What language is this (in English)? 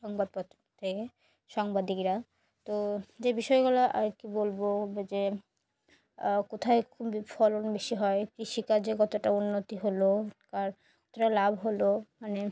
Bangla